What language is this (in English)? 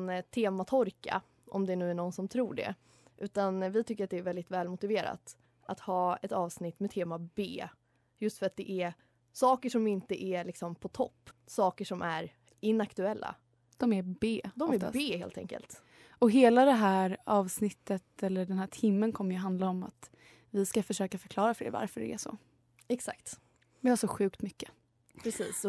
Swedish